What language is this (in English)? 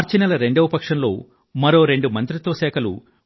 Telugu